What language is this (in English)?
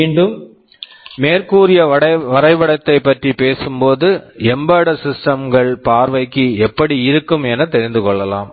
Tamil